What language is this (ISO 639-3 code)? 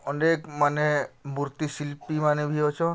ori